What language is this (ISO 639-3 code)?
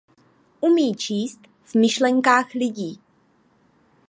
ces